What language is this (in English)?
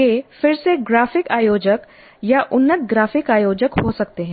Hindi